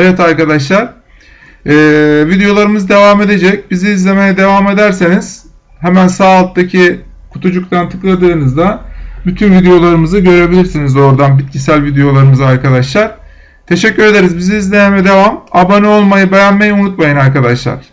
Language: Turkish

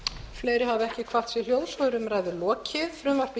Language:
Icelandic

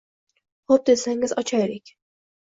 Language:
Uzbek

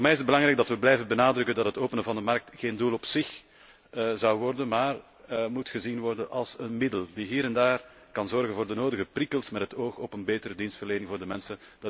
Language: Dutch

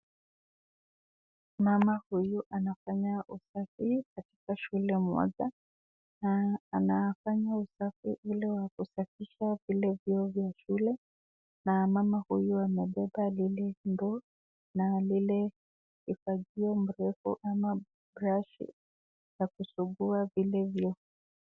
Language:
Swahili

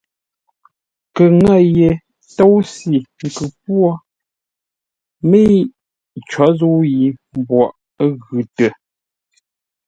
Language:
Ngombale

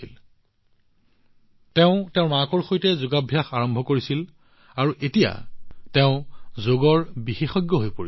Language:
Assamese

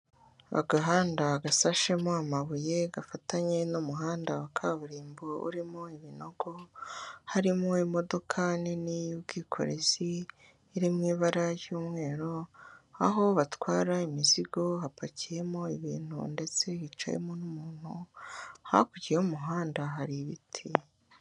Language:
Kinyarwanda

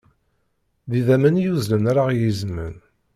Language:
Kabyle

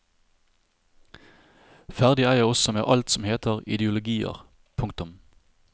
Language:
Norwegian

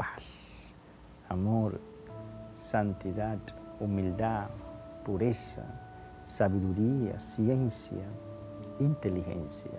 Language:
Spanish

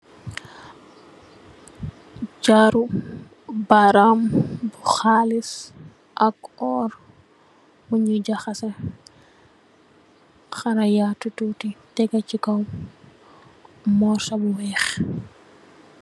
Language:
Wolof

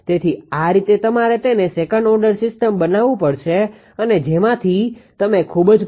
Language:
Gujarati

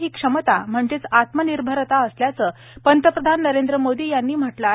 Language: Marathi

